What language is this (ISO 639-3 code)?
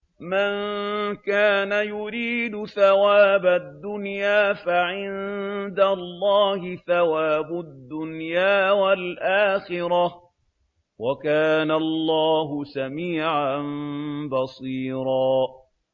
ara